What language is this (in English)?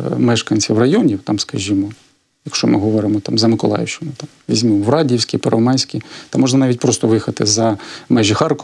Ukrainian